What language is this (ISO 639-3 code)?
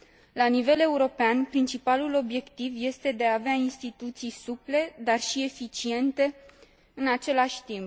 ron